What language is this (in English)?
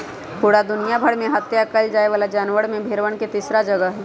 Magahi